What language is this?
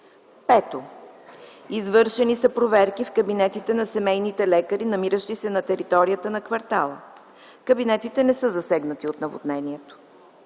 Bulgarian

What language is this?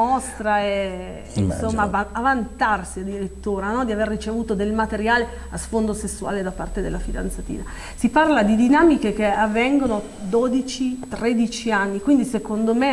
Italian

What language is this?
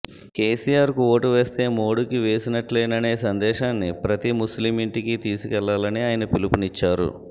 Telugu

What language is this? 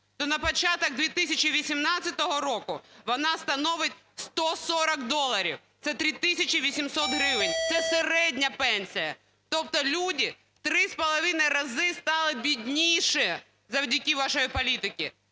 Ukrainian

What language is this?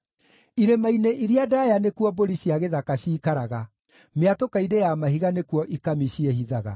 Kikuyu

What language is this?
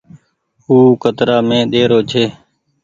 Goaria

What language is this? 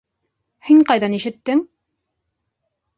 Bashkir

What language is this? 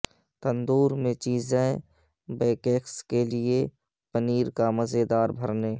Urdu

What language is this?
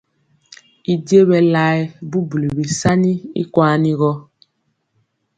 Mpiemo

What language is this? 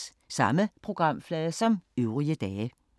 Danish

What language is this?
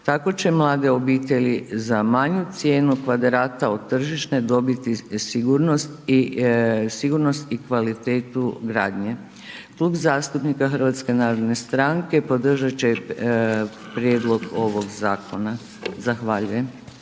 Croatian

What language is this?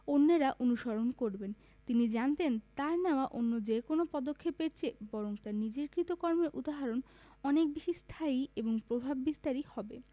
Bangla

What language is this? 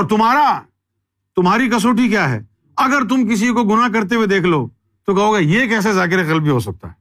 Urdu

